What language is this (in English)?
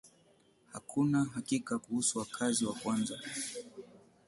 Swahili